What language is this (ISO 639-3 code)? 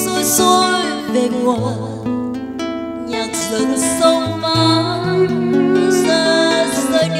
vie